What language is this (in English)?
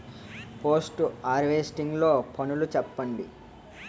Telugu